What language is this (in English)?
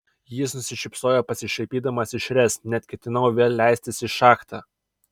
Lithuanian